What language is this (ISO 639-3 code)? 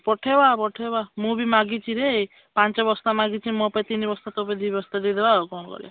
ori